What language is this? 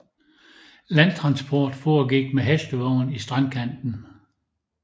Danish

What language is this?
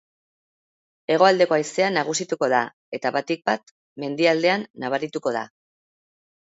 Basque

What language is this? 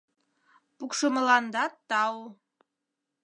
Mari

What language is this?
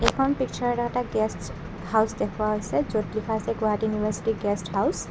Assamese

